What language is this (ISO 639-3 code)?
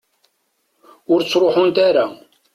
kab